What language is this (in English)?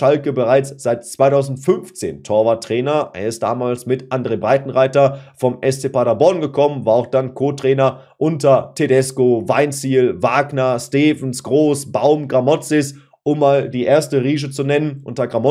German